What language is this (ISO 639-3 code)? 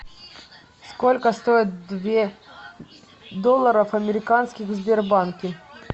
rus